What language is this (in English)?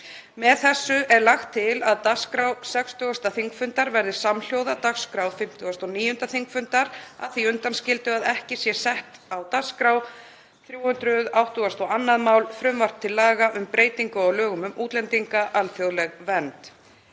Icelandic